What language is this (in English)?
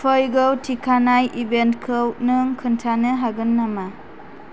Bodo